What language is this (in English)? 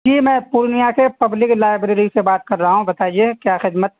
Urdu